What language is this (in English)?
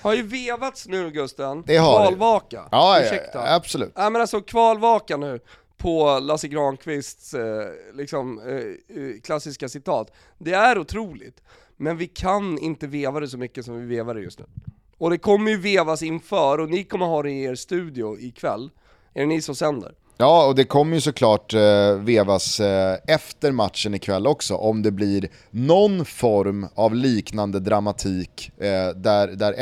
Swedish